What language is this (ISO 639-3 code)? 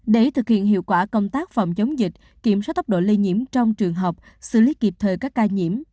vie